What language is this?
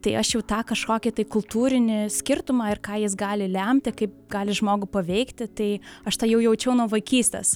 Lithuanian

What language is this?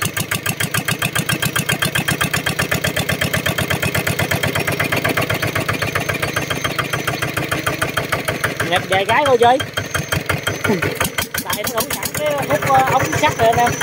Vietnamese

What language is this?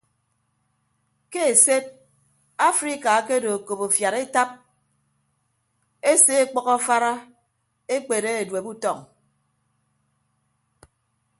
Ibibio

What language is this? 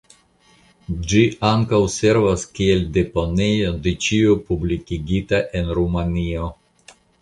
Esperanto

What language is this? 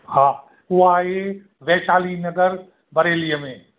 Sindhi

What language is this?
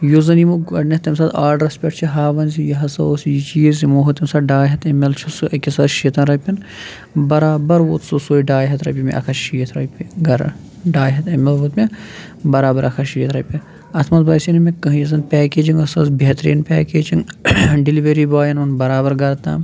Kashmiri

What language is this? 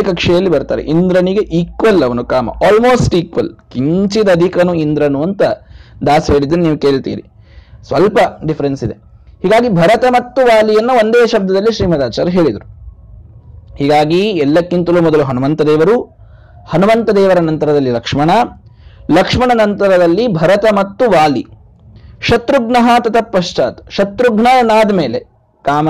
Kannada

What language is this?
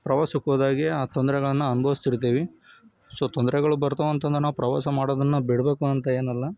Kannada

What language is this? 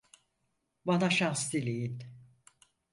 Turkish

